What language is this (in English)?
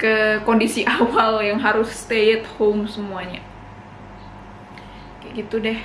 Indonesian